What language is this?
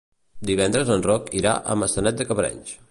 Catalan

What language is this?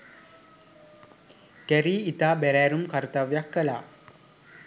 Sinhala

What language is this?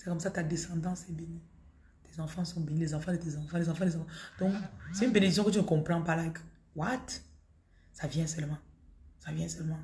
French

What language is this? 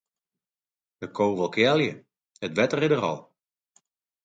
Western Frisian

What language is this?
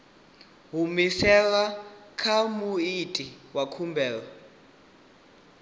Venda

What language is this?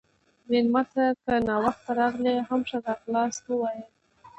Pashto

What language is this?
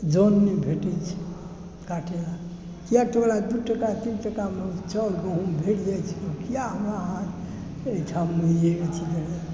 Maithili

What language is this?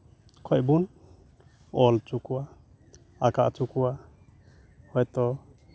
Santali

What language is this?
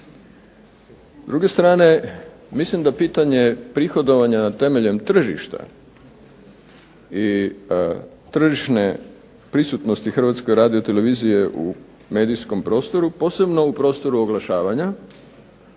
Croatian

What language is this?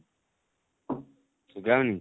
Odia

